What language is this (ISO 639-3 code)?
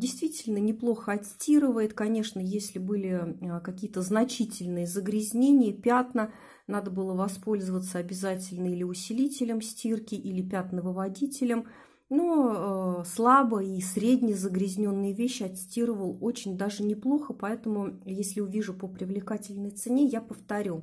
rus